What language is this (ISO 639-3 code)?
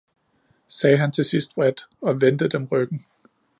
dan